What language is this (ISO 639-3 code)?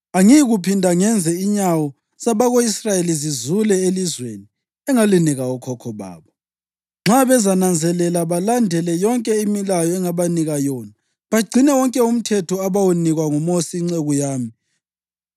nde